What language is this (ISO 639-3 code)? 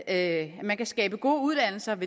dan